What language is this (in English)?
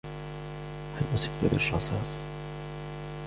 Arabic